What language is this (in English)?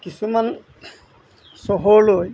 Assamese